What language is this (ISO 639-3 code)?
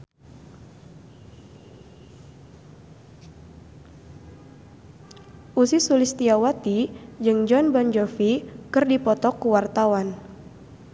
sun